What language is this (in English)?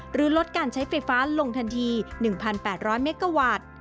Thai